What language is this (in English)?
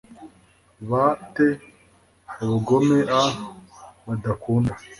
Kinyarwanda